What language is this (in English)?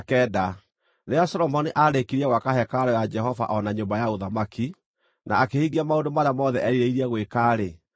Kikuyu